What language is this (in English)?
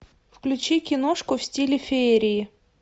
Russian